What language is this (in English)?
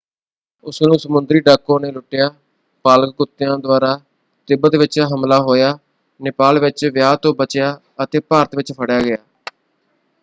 Punjabi